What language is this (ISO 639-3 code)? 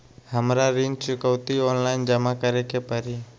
mag